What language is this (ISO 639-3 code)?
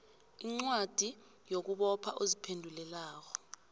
nbl